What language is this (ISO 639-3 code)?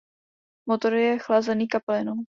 ces